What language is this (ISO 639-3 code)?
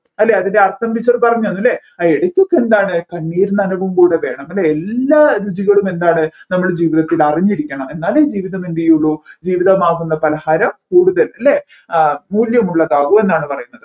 mal